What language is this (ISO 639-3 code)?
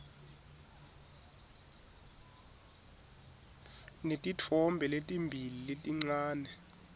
ssw